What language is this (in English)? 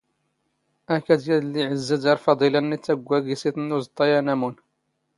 Standard Moroccan Tamazight